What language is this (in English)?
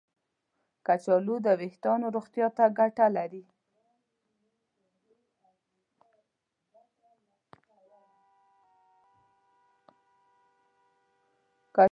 Pashto